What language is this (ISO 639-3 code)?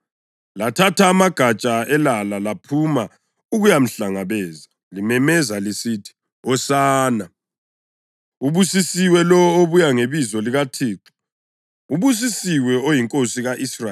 nde